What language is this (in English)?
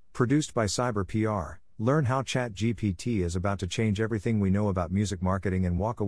English